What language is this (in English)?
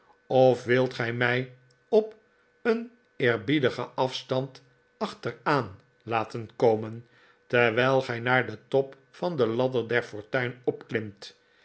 Dutch